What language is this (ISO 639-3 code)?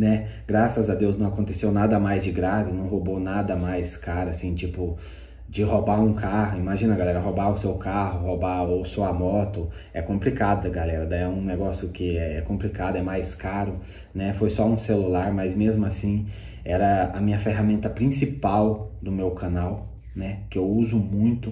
por